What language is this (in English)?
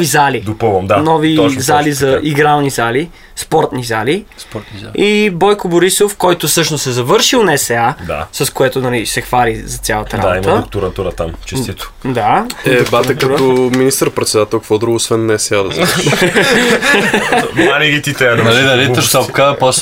Bulgarian